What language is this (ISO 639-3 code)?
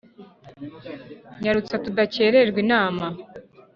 kin